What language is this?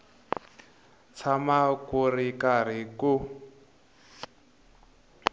Tsonga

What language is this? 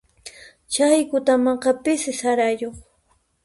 Puno Quechua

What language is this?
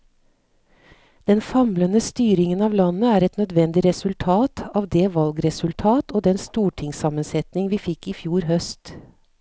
Norwegian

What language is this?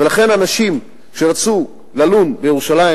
Hebrew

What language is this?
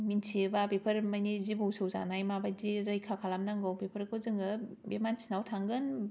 Bodo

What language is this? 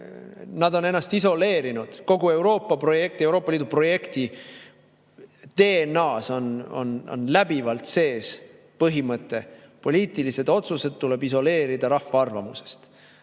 Estonian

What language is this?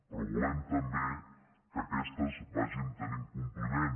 Catalan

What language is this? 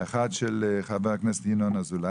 Hebrew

